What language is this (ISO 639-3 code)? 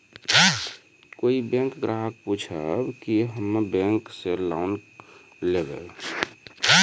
mai